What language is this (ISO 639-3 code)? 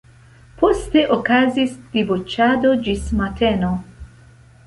epo